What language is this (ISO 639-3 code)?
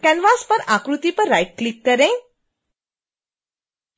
hin